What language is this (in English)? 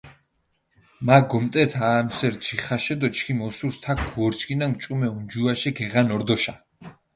Mingrelian